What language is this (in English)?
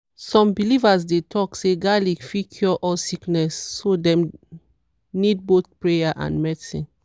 Nigerian Pidgin